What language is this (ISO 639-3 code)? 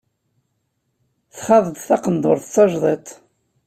kab